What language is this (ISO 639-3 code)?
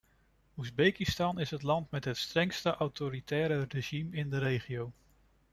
nld